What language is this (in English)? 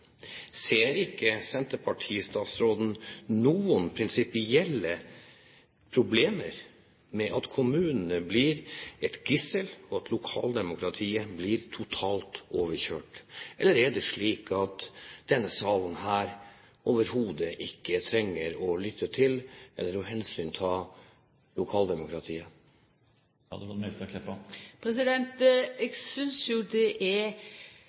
Norwegian